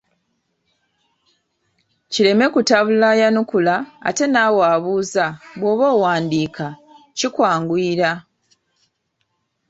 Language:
Ganda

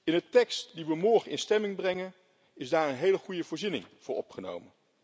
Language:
Dutch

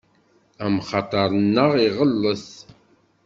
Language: Kabyle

